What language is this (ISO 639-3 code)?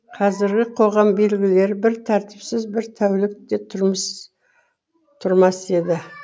kaz